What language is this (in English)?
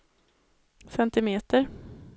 Swedish